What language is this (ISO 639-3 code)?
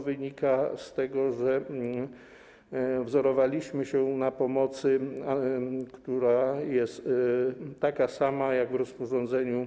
pol